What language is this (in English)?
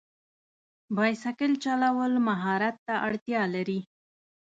Pashto